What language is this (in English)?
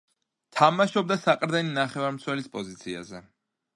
Georgian